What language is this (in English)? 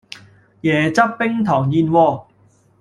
Cantonese